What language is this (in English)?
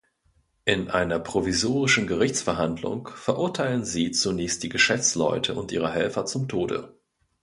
German